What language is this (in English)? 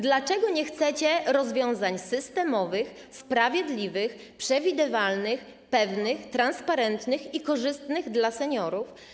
Polish